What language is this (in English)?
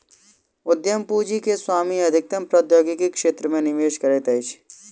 Maithili